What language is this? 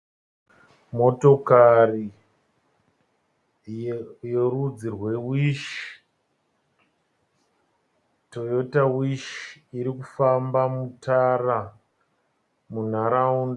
Shona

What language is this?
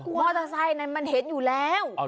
Thai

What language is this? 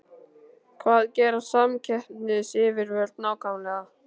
Icelandic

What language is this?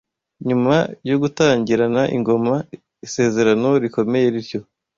Kinyarwanda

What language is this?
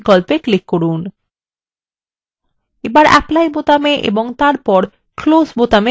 Bangla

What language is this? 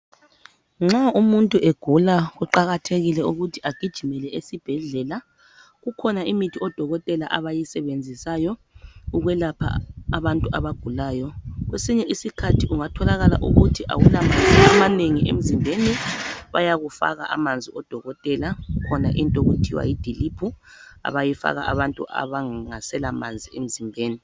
North Ndebele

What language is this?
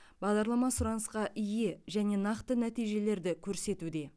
Kazakh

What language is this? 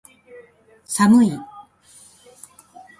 Japanese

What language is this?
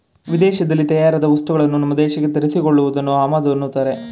Kannada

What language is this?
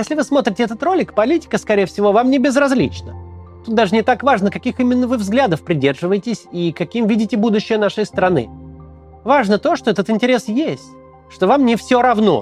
Russian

